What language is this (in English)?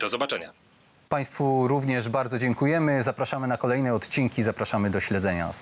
Polish